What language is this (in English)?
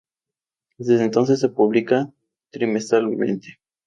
Spanish